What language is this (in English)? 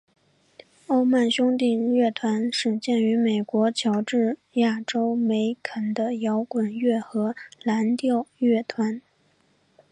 Chinese